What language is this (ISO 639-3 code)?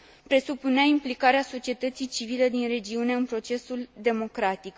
ron